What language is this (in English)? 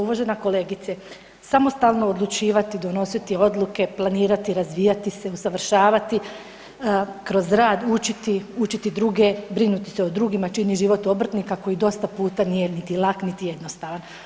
Croatian